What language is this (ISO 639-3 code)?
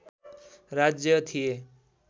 nep